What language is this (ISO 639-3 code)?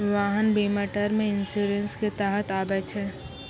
mai